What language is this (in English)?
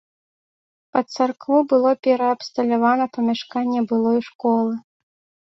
Belarusian